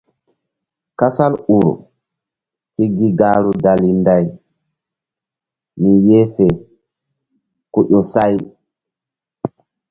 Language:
Mbum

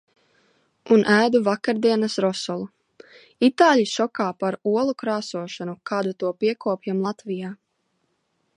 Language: Latvian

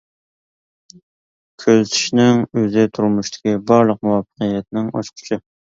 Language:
Uyghur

